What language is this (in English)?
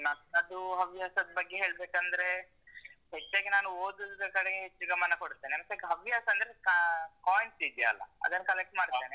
Kannada